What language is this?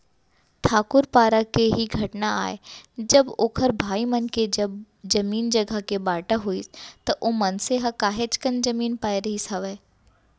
Chhattisgarhi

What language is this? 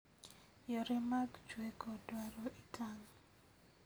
Luo (Kenya and Tanzania)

